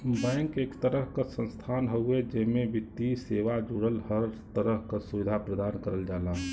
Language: Bhojpuri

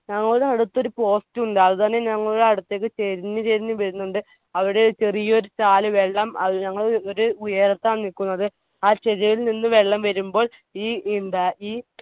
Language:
Malayalam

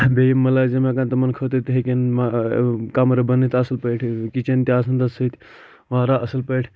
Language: Kashmiri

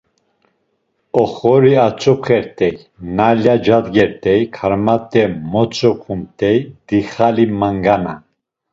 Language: Laz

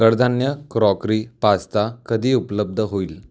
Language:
Marathi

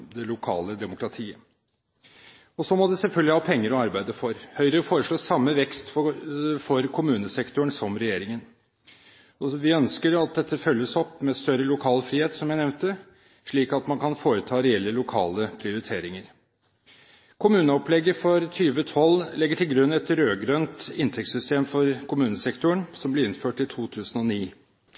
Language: Norwegian Bokmål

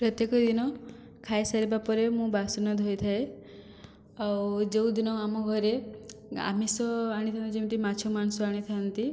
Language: Odia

